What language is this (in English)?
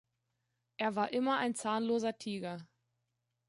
German